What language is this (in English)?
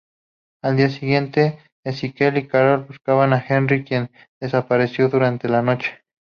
Spanish